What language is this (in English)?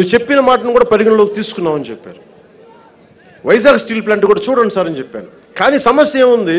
Romanian